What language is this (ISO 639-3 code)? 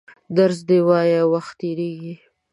pus